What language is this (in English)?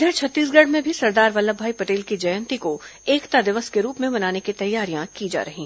Hindi